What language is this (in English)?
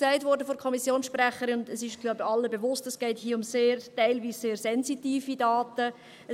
Swiss German